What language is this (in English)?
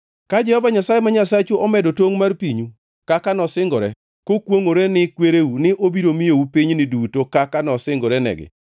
Luo (Kenya and Tanzania)